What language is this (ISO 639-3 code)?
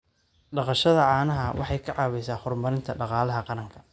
som